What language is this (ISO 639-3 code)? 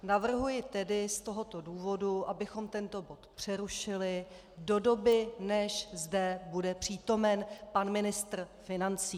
ces